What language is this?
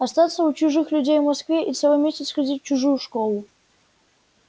Russian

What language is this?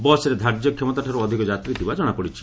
Odia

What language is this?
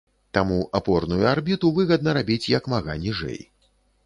Belarusian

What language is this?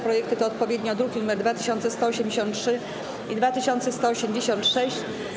Polish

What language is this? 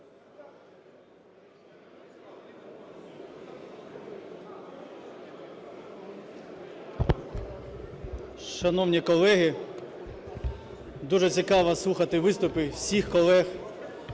Ukrainian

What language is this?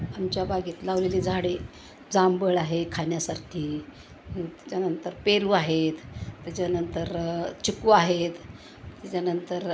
Marathi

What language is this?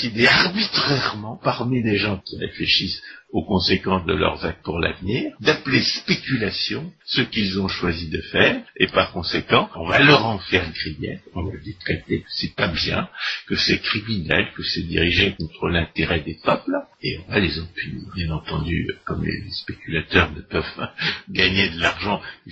French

